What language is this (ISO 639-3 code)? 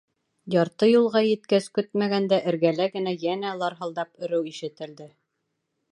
bak